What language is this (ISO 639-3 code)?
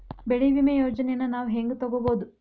kan